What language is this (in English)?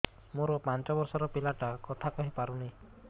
Odia